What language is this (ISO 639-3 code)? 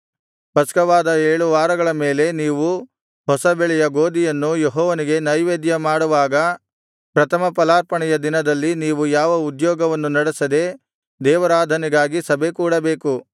kan